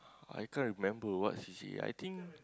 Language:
English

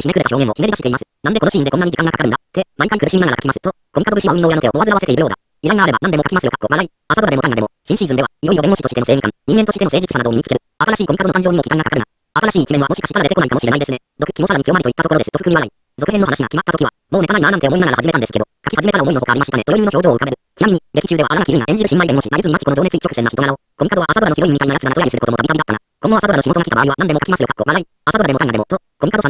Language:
Japanese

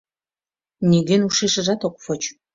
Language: Mari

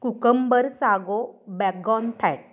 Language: Marathi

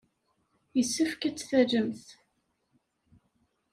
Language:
Kabyle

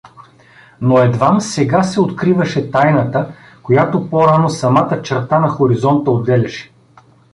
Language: Bulgarian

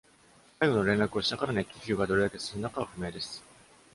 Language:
Japanese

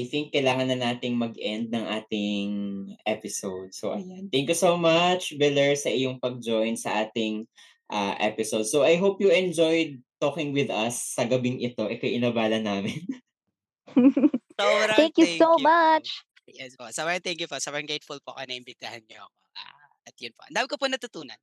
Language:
Filipino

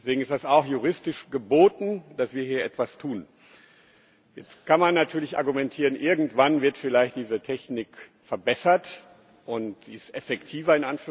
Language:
German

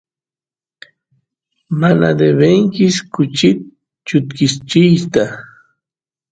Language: Santiago del Estero Quichua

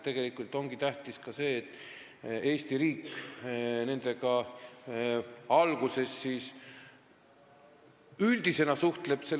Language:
Estonian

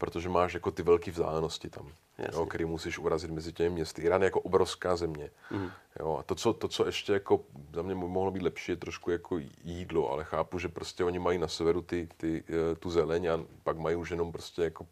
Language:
Czech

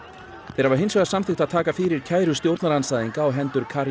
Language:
Icelandic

